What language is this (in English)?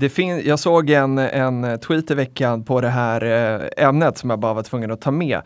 Swedish